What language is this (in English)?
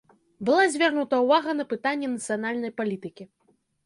Belarusian